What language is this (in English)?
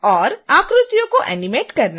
Hindi